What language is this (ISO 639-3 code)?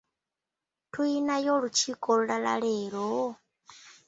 lug